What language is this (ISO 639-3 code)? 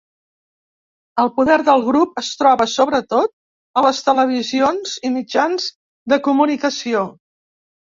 cat